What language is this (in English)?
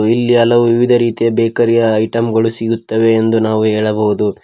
Kannada